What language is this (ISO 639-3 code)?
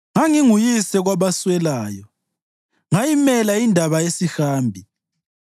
nde